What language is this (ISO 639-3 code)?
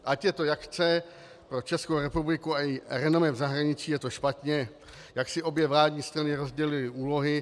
ces